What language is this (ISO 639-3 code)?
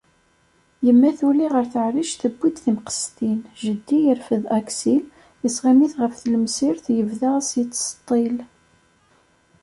kab